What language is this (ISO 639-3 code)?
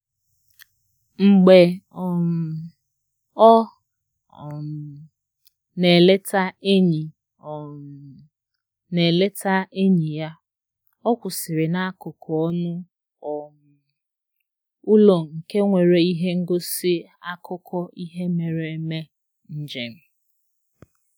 ibo